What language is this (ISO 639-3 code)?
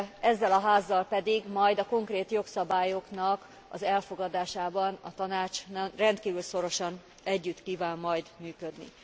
hun